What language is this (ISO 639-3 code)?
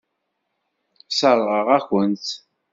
kab